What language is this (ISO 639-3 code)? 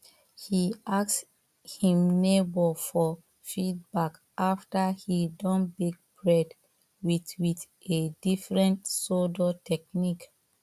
pcm